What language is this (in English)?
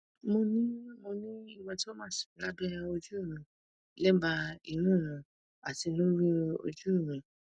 Yoruba